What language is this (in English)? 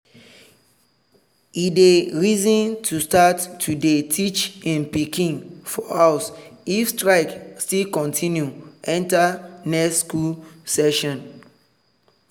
Nigerian Pidgin